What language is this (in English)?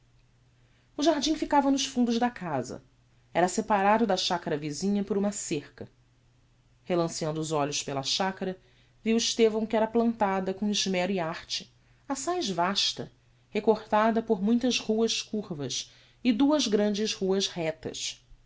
Portuguese